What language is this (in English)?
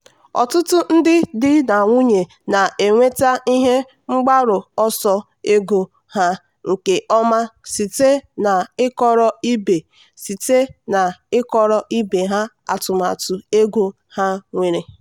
Igbo